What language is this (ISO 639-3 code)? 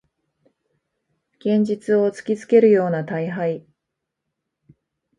jpn